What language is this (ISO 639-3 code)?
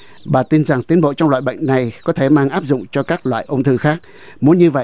vie